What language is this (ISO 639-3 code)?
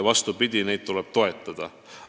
est